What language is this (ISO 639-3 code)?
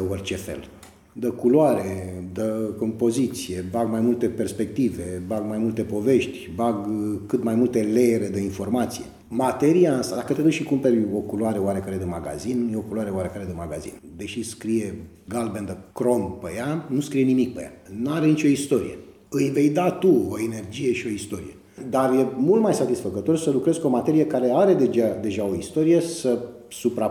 ron